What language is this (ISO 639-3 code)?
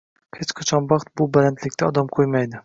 uzb